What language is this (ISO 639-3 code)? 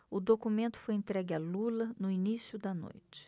por